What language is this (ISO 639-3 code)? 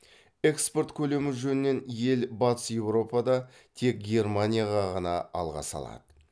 kaz